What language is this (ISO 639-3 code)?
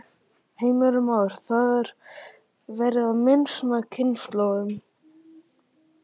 isl